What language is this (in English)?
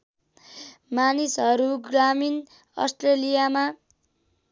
Nepali